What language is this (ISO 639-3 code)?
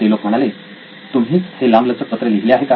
mar